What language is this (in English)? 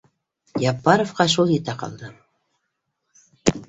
Bashkir